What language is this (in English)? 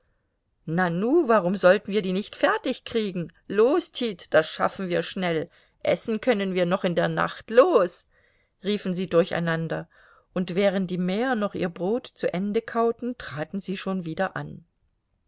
German